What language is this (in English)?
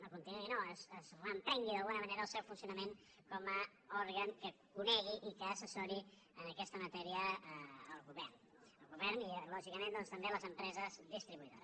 Catalan